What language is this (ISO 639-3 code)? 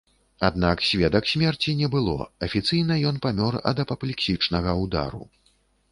bel